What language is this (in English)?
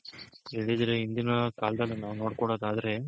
Kannada